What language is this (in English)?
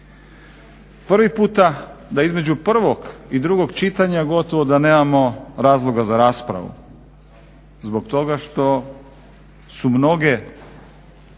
Croatian